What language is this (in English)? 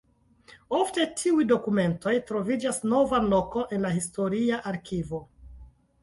Esperanto